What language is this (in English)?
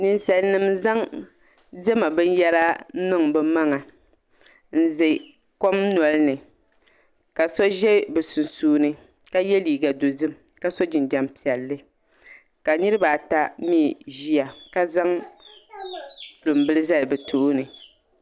Dagbani